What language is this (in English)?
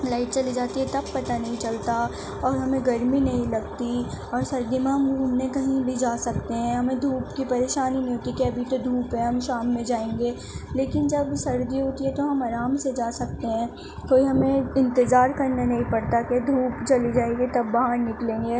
Urdu